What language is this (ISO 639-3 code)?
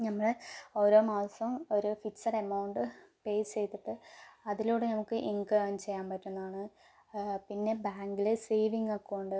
mal